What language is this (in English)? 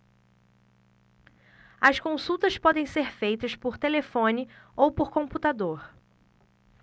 Portuguese